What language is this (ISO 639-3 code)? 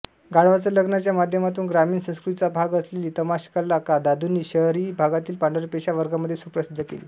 mar